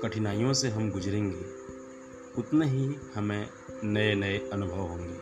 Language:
Hindi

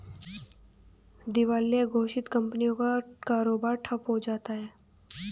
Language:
Hindi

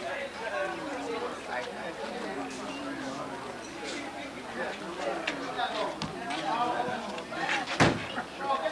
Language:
English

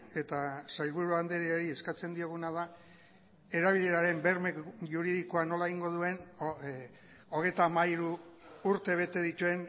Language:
Basque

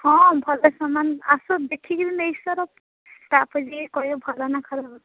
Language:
Odia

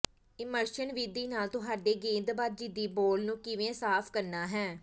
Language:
Punjabi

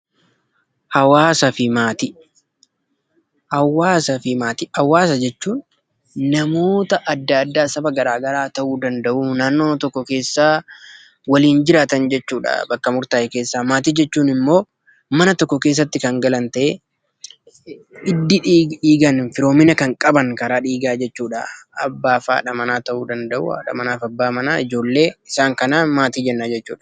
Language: Oromo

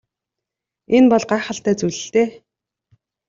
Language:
Mongolian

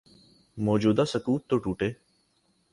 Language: Urdu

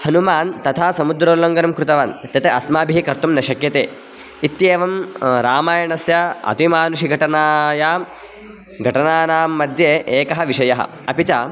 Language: Sanskrit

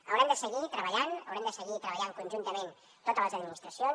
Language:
Catalan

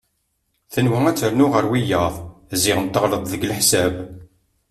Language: Kabyle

